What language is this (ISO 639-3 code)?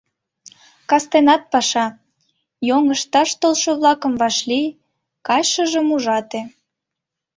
chm